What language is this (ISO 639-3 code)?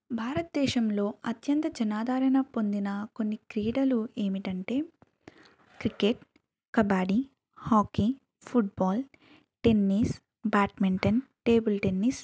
tel